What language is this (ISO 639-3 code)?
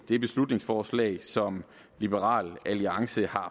dan